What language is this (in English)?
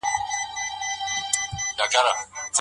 Pashto